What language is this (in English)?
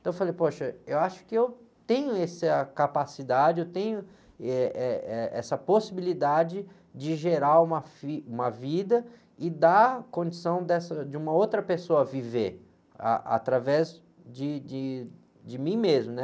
Portuguese